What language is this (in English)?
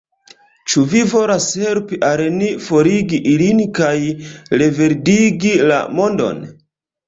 Esperanto